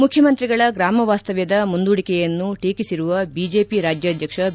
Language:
Kannada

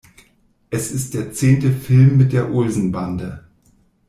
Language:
German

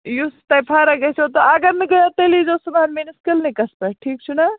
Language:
Kashmiri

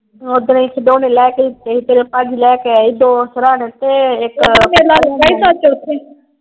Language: Punjabi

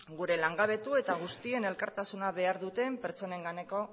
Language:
Basque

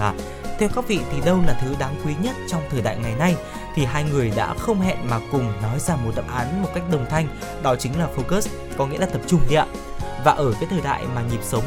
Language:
Vietnamese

